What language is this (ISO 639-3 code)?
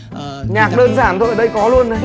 vie